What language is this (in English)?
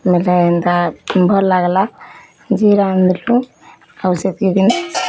Odia